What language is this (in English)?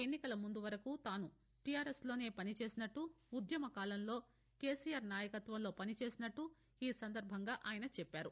Telugu